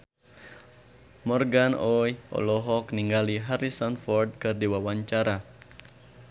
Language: Sundanese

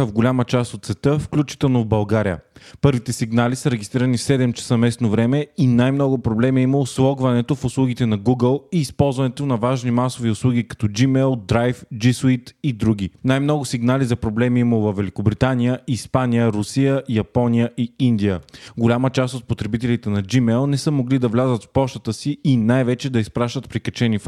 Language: Bulgarian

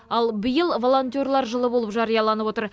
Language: Kazakh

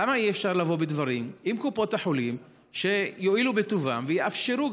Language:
Hebrew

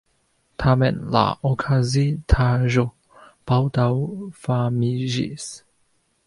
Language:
Esperanto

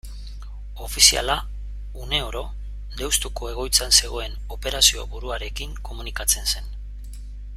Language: Basque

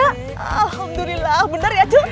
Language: Indonesian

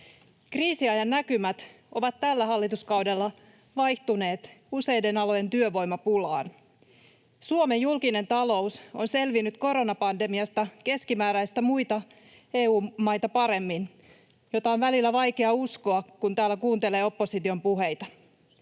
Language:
Finnish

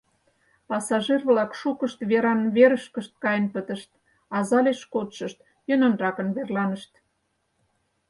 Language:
Mari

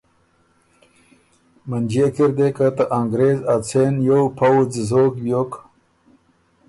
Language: Ormuri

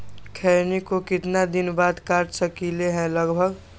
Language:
Magahi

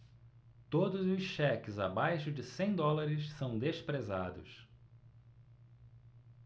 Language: Portuguese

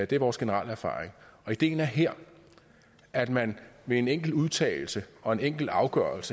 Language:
Danish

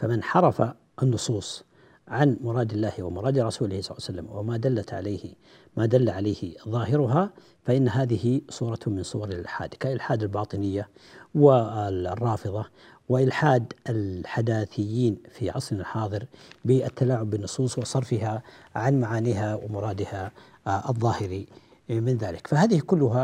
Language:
Arabic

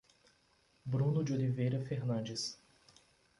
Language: Portuguese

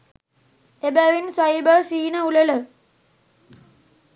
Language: Sinhala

